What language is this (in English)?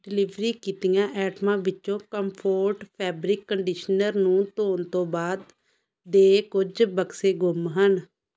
Punjabi